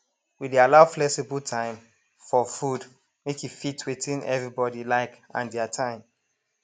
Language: Nigerian Pidgin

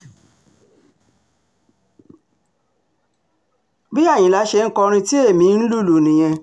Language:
Yoruba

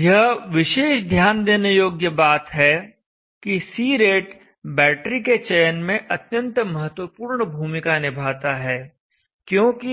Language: Hindi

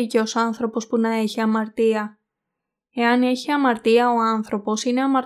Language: Greek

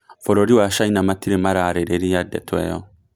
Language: Kikuyu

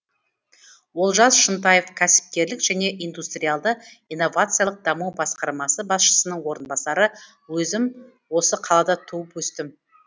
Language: Kazakh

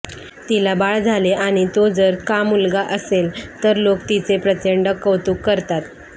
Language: Marathi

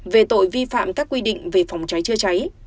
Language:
Vietnamese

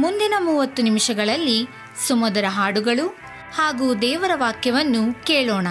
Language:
Kannada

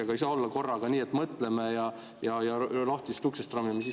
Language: Estonian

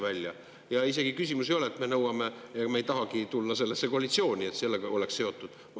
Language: Estonian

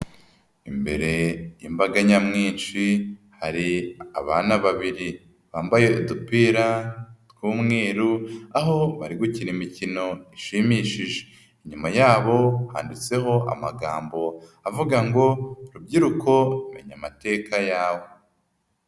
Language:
Kinyarwanda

